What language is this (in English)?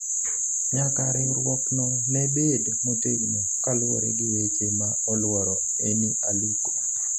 Luo (Kenya and Tanzania)